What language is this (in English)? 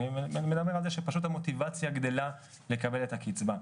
Hebrew